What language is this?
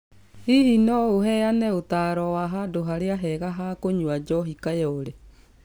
Kikuyu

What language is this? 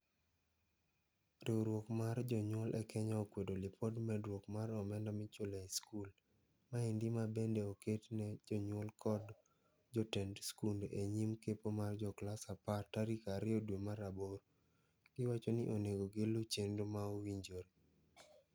Luo (Kenya and Tanzania)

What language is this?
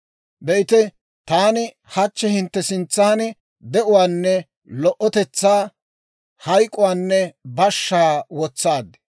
Dawro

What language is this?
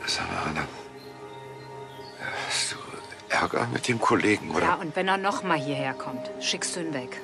German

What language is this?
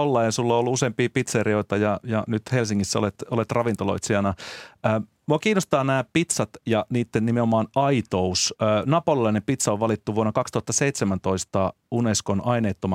Finnish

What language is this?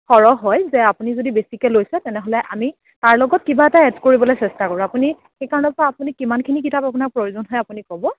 Assamese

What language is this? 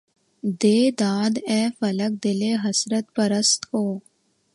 Urdu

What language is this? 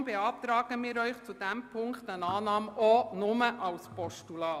Swiss German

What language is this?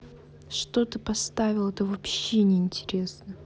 Russian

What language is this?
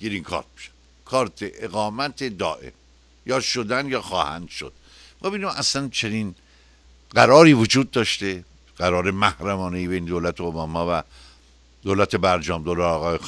Persian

